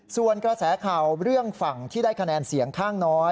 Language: Thai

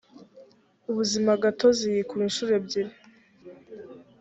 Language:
Kinyarwanda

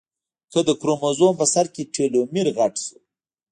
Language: Pashto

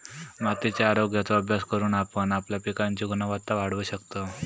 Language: Marathi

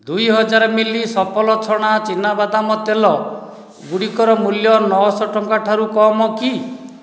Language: Odia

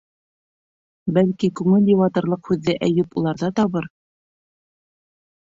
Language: Bashkir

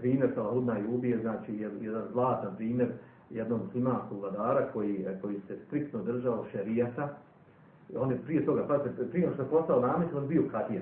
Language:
Croatian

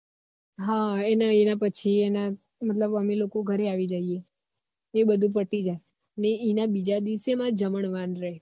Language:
Gujarati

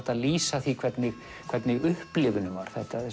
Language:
Icelandic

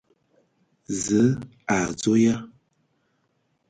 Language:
Ewondo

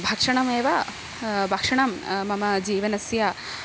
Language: Sanskrit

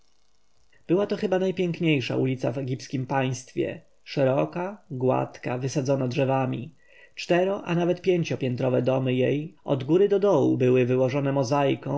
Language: Polish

